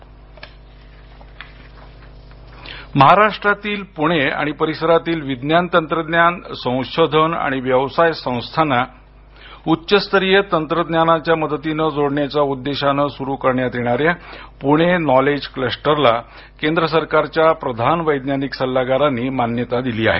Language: Marathi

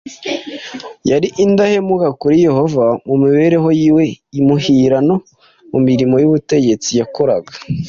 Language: Kinyarwanda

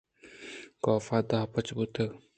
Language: Eastern Balochi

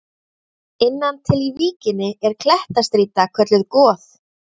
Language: Icelandic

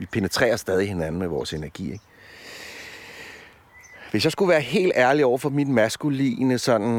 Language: Danish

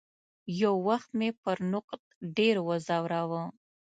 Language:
Pashto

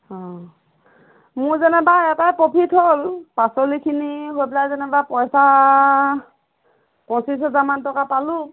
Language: Assamese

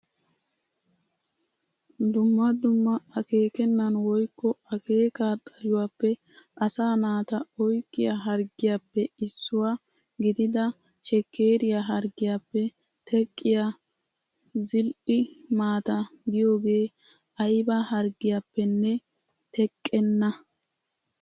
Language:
Wolaytta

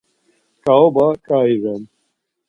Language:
Laz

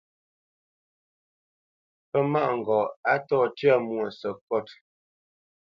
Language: Bamenyam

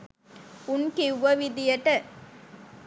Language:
Sinhala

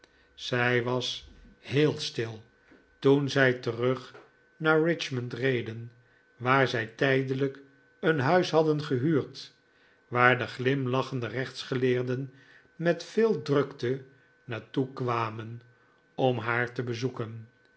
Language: Dutch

